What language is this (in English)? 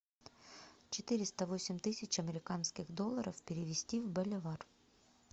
Russian